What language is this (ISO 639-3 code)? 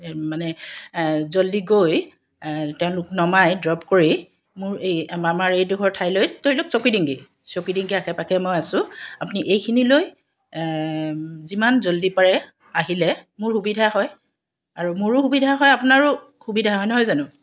asm